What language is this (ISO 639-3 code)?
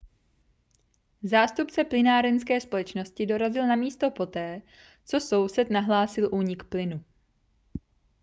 ces